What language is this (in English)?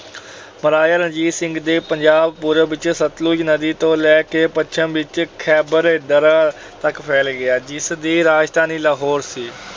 Punjabi